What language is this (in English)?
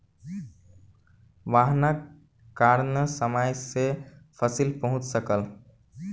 Maithili